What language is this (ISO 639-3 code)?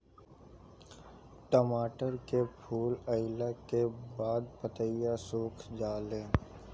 bho